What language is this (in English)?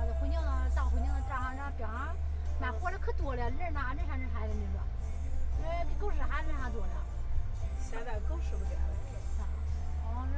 Chinese